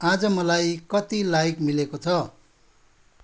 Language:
Nepali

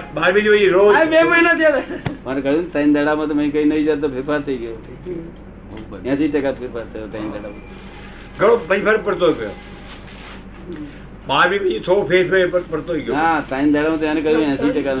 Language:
Gujarati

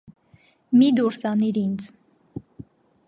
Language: Armenian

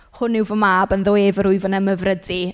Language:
Welsh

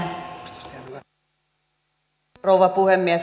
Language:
Finnish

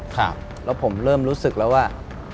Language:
Thai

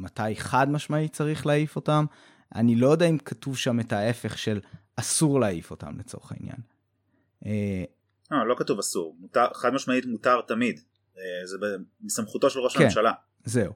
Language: Hebrew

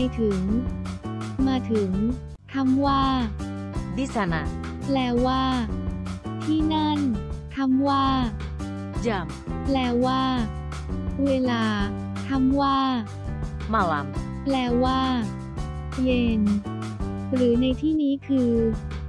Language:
Thai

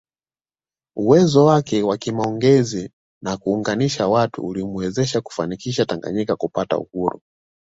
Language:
Swahili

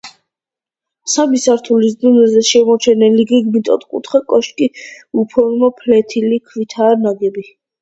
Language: Georgian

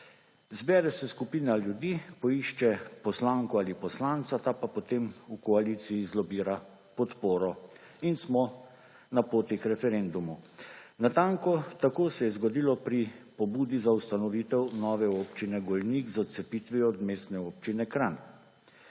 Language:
Slovenian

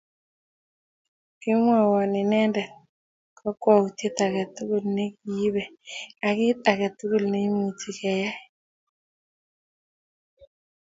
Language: Kalenjin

